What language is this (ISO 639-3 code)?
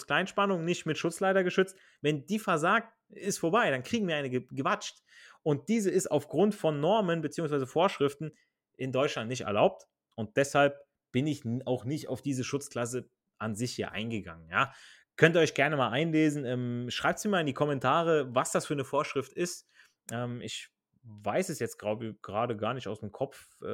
deu